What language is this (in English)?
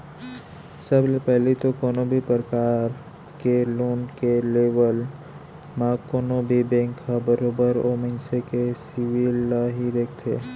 Chhattisgarhi